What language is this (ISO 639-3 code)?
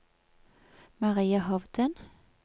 nor